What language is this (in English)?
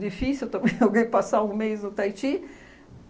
Portuguese